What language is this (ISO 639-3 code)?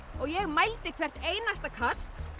isl